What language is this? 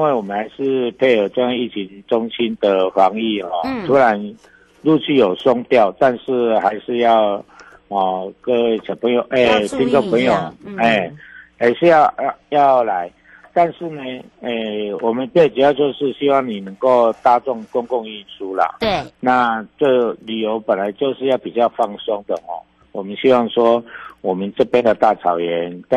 Chinese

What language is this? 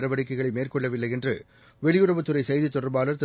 Tamil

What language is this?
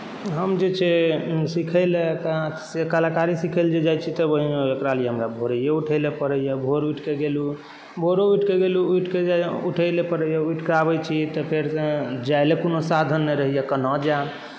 Maithili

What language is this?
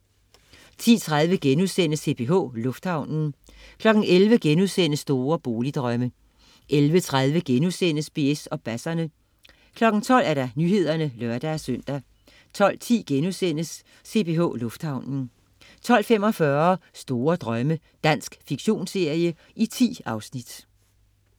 Danish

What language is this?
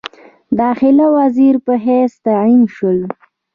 Pashto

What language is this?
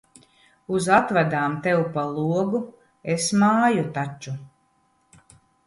Latvian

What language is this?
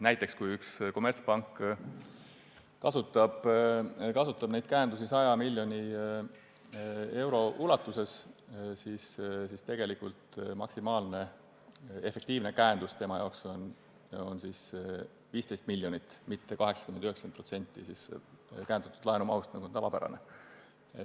Estonian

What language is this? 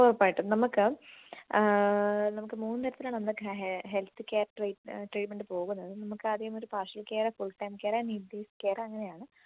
Malayalam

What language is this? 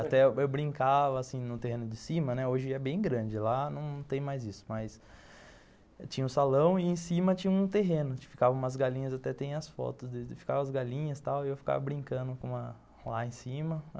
Portuguese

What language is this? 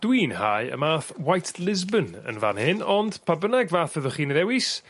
Welsh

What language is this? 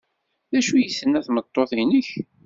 Kabyle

